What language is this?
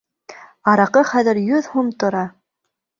Bashkir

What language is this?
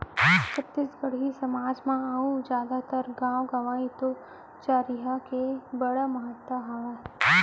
Chhattisgarhi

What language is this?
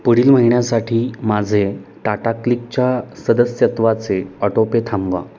Marathi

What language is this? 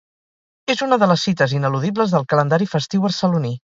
Catalan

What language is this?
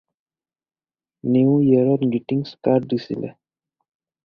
Assamese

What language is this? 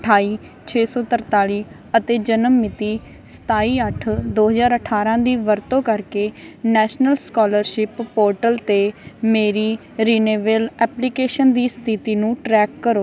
Punjabi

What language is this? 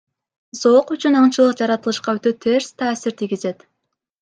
Kyrgyz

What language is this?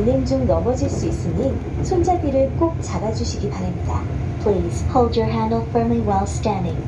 Korean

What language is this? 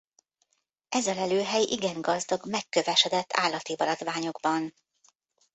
Hungarian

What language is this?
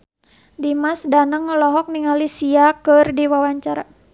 Sundanese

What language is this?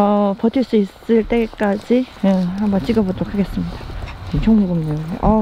Korean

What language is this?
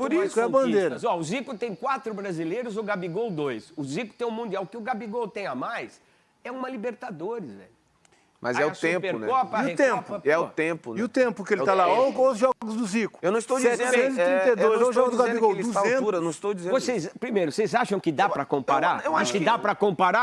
Portuguese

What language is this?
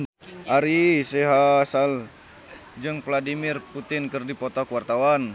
Sundanese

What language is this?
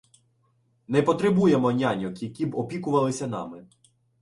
Ukrainian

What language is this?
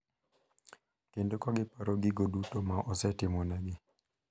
Luo (Kenya and Tanzania)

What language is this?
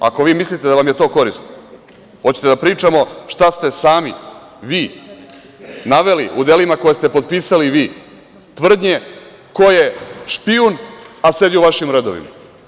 Serbian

